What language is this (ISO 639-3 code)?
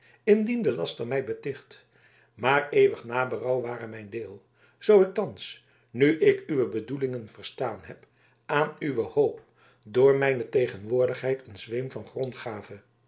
nld